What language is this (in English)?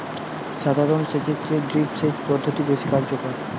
Bangla